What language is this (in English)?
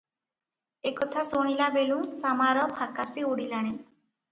Odia